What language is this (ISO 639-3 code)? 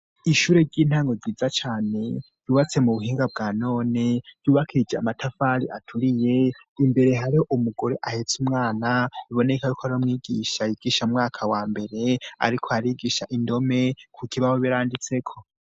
run